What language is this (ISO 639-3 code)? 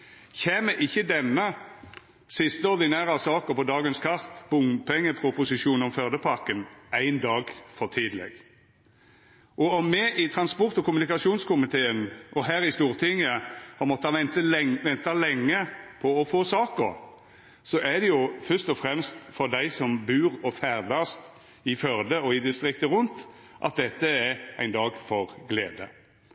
nno